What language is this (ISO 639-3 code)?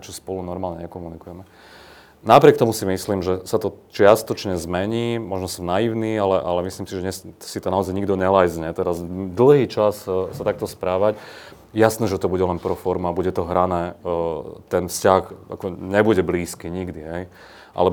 slk